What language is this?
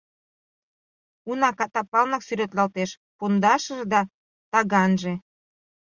Mari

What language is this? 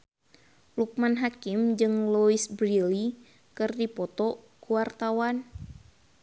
Sundanese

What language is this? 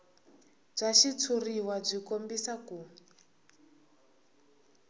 Tsonga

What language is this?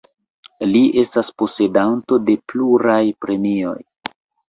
Esperanto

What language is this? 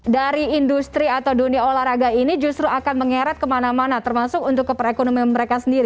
Indonesian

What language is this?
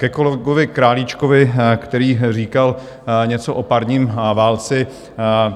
Czech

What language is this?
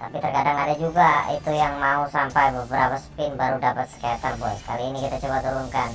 Indonesian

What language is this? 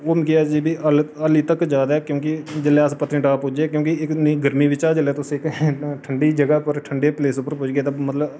Dogri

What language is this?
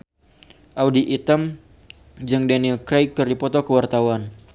Sundanese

